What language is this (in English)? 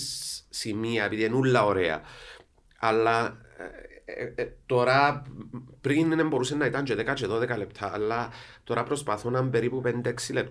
Greek